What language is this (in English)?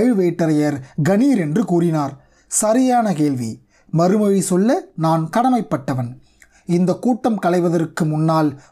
Tamil